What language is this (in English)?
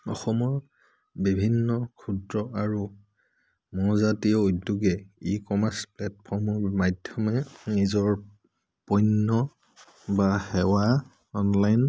Assamese